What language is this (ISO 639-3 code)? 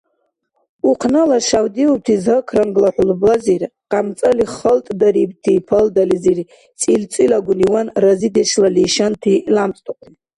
dar